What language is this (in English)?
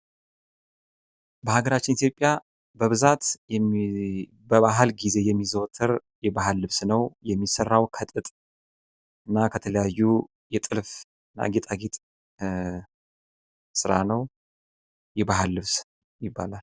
Amharic